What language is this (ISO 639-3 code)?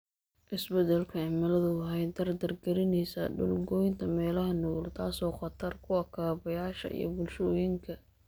som